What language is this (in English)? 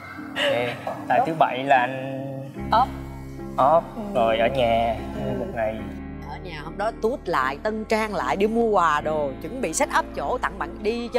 Vietnamese